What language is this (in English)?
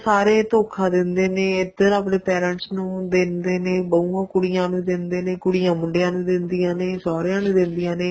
Punjabi